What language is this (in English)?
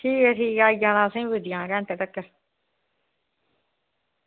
Dogri